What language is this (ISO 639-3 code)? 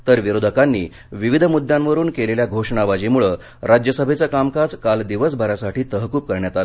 mar